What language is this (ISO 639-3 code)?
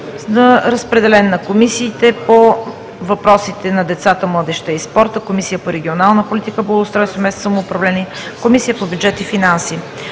bul